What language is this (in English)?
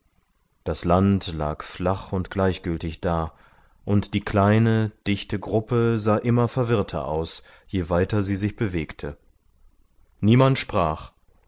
German